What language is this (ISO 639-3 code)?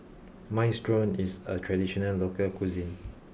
eng